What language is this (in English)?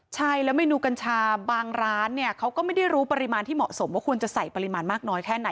Thai